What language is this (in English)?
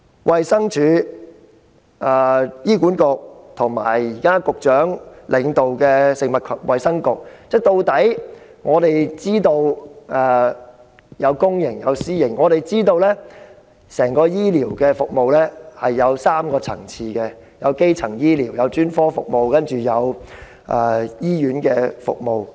Cantonese